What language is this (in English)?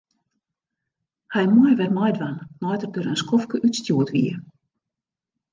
Western Frisian